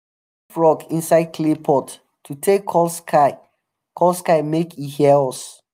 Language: Nigerian Pidgin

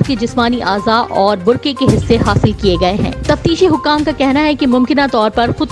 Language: Urdu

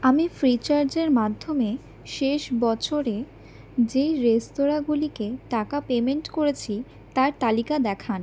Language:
Bangla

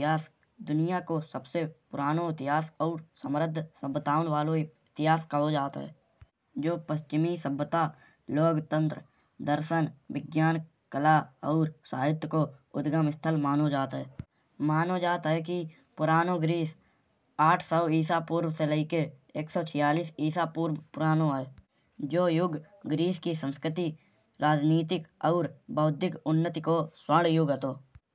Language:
Kanauji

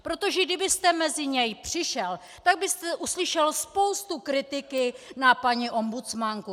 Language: Czech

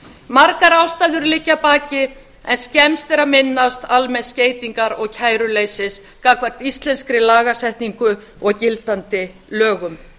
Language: Icelandic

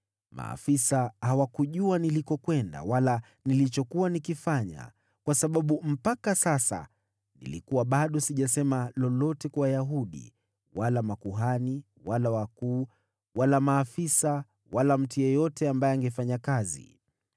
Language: Swahili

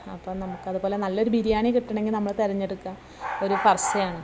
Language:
Malayalam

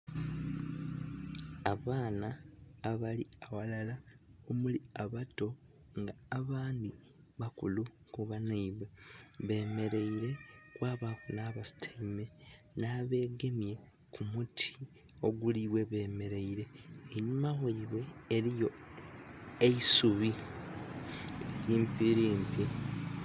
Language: Soga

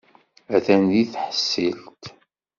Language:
Kabyle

